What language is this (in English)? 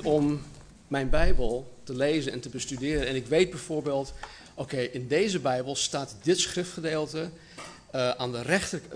Dutch